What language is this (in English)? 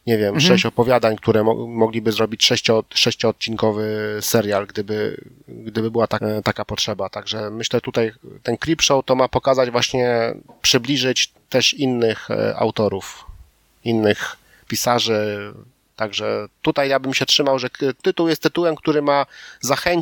Polish